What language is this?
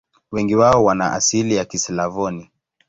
Swahili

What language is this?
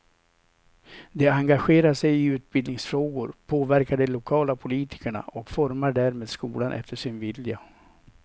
Swedish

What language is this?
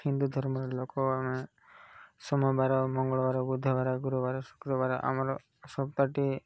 Odia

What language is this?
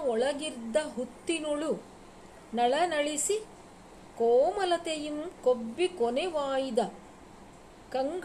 Kannada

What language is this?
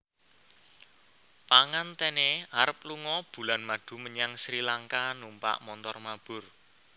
Javanese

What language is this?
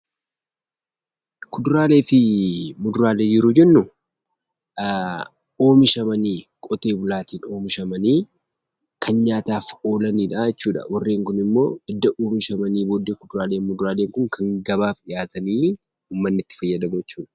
Oromo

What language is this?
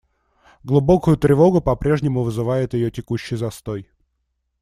Russian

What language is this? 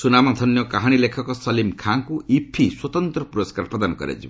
Odia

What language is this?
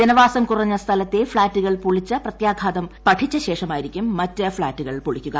Malayalam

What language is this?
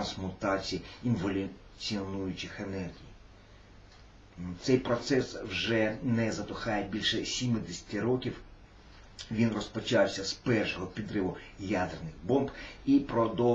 Russian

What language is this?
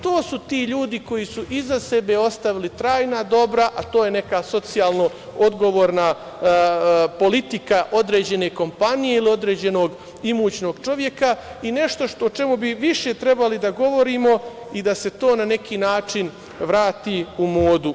Serbian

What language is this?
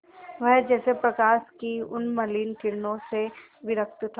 Hindi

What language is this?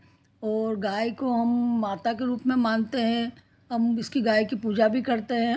Hindi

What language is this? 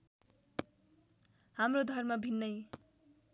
Nepali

